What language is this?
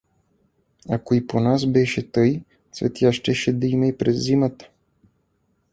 Bulgarian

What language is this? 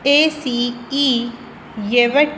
Punjabi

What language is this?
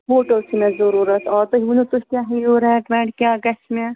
Kashmiri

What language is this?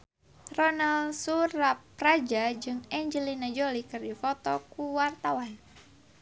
Sundanese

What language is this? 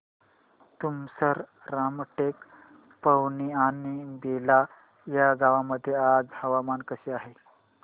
Marathi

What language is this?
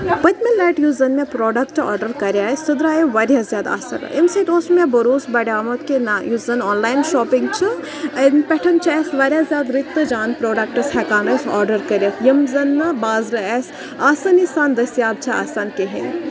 Kashmiri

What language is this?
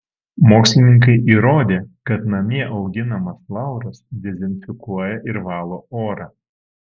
Lithuanian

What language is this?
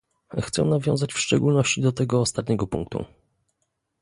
Polish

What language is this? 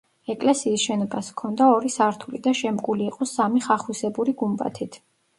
Georgian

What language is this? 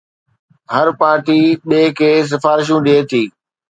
Sindhi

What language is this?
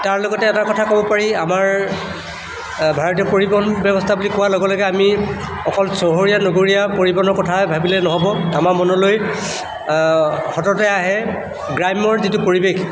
Assamese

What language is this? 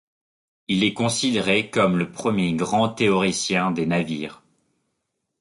French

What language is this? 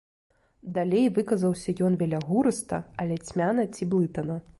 Belarusian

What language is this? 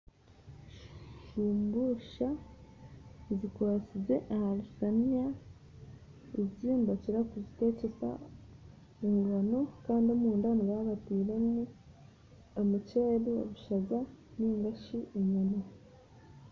Nyankole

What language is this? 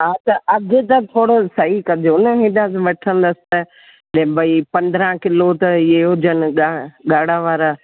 Sindhi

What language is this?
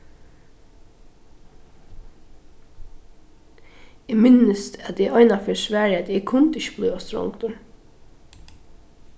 Faroese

